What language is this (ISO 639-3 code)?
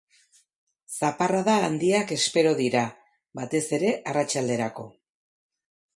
eus